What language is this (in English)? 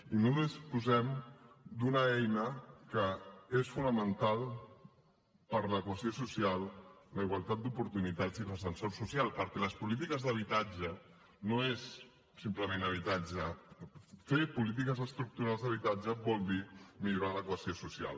Catalan